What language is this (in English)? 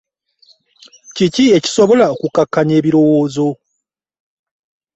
Ganda